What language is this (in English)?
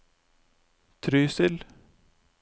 Norwegian